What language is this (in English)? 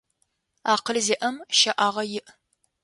Adyghe